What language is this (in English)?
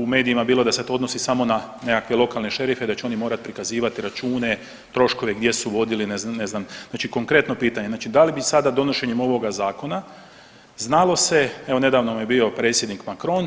Croatian